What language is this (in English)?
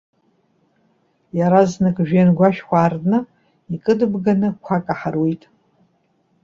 Abkhazian